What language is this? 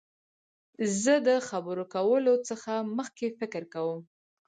Pashto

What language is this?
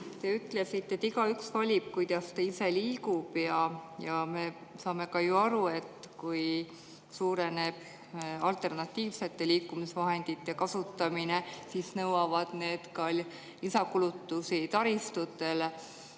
Estonian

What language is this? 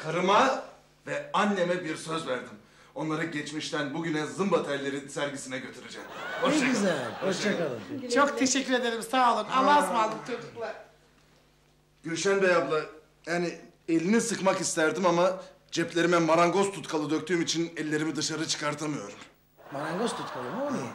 Turkish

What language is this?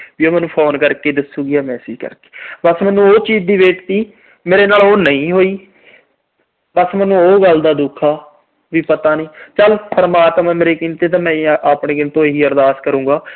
Punjabi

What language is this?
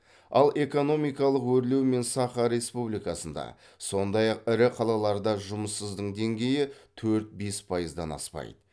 Kazakh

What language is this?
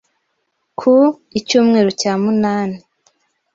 Kinyarwanda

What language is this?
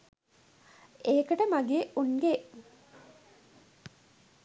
Sinhala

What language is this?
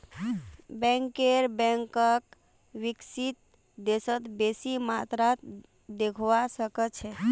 Magahi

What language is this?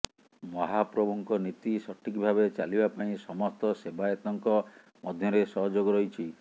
Odia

